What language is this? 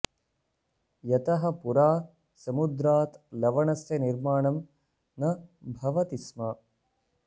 Sanskrit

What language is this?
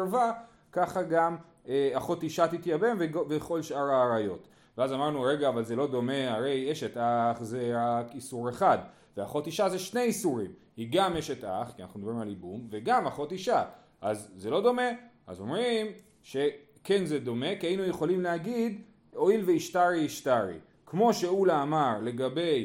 Hebrew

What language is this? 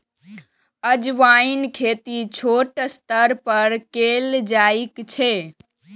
Maithili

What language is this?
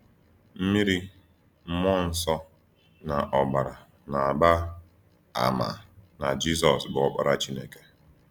Igbo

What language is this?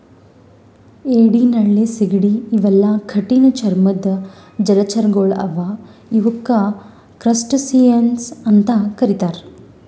Kannada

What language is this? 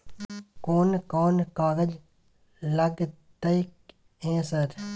Maithili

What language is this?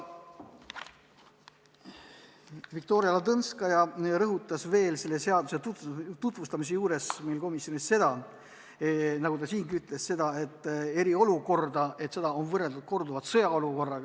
Estonian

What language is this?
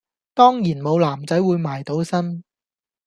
Cantonese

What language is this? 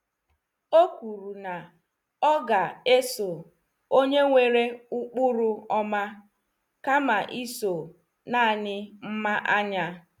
Igbo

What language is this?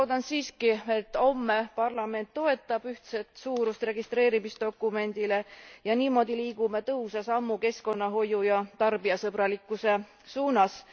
Estonian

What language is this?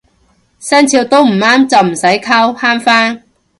Cantonese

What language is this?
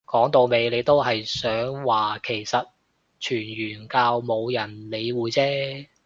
Cantonese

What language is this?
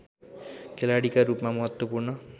Nepali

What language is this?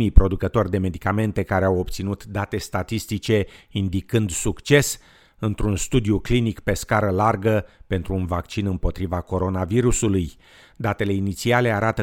Romanian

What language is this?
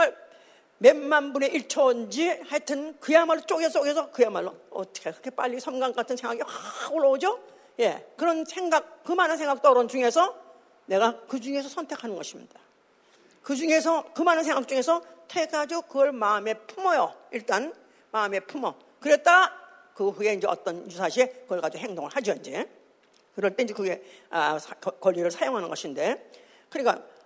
Korean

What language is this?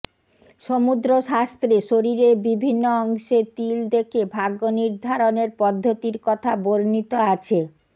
Bangla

